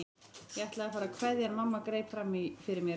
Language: Icelandic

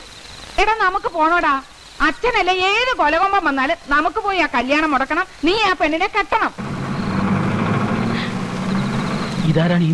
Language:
Malayalam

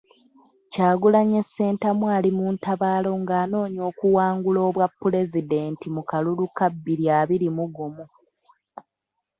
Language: Ganda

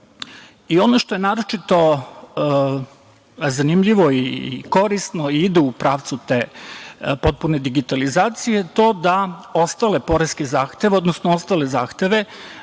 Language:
Serbian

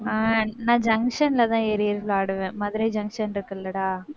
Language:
Tamil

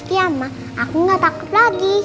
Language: Indonesian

